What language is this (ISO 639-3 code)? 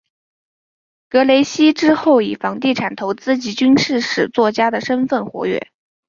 zho